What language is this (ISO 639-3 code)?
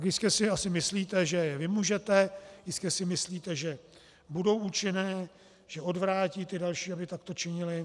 ces